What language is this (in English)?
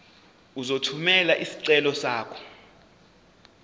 Zulu